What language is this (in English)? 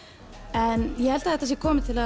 Icelandic